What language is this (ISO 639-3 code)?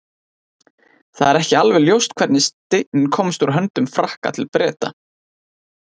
isl